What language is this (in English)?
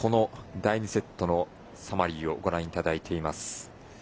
Japanese